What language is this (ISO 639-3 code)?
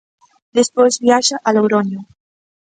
glg